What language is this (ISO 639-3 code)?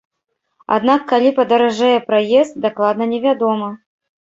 bel